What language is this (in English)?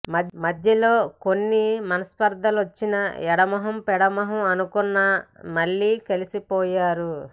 Telugu